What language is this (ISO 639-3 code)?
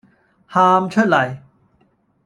yue